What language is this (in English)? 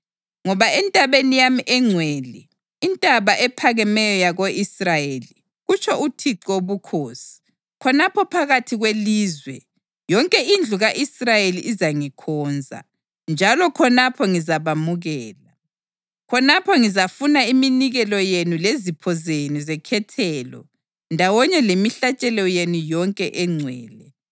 North Ndebele